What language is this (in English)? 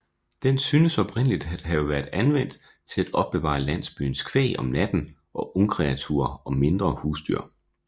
Danish